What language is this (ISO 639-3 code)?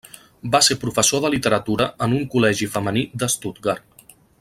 cat